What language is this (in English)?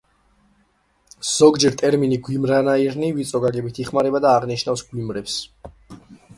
Georgian